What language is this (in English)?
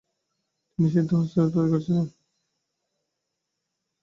Bangla